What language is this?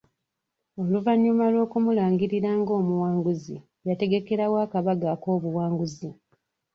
Ganda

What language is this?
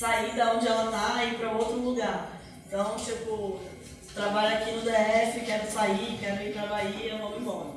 Portuguese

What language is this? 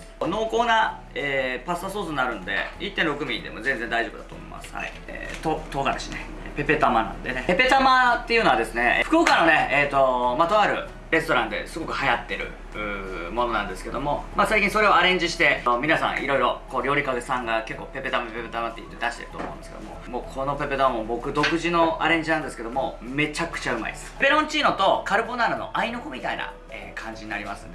Japanese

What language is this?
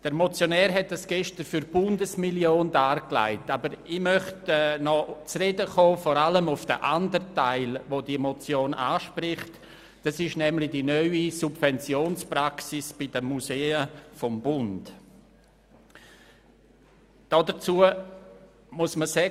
Swiss German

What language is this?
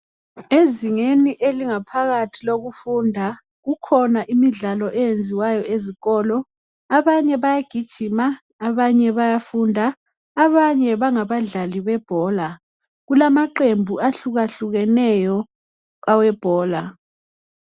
North Ndebele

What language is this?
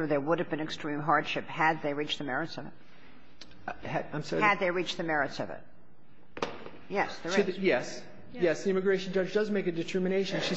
English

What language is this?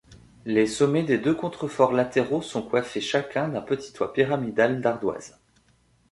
French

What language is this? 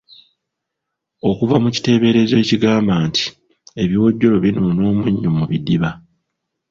Ganda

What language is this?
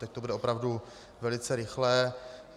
Czech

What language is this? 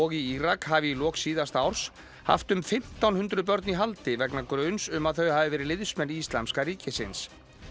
Icelandic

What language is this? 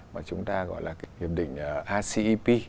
Vietnamese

